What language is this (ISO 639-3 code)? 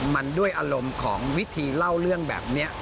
tha